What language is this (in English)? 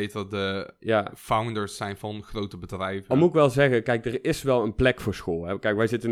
Dutch